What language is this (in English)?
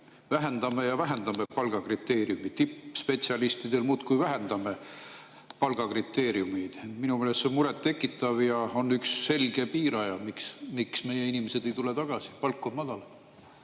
Estonian